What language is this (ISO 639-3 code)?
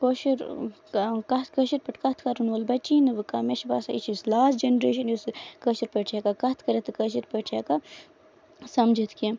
kas